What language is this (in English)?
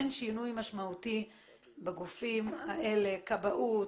Hebrew